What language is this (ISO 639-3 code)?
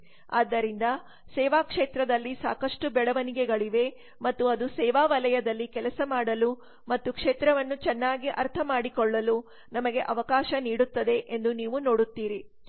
kan